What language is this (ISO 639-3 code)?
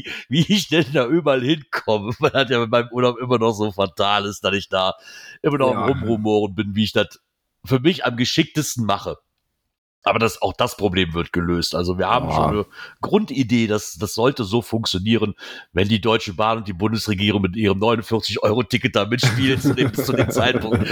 deu